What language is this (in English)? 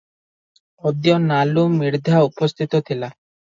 Odia